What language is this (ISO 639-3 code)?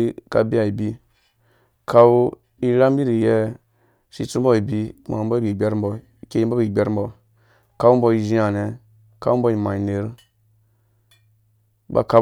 ldb